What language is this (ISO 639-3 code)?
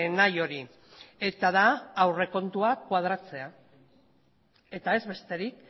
eus